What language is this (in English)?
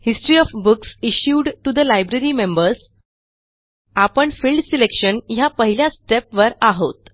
Marathi